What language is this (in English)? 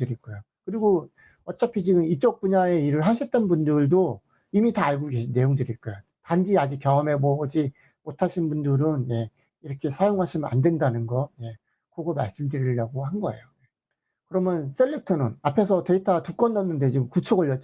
Korean